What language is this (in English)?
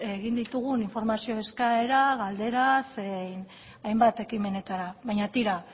Basque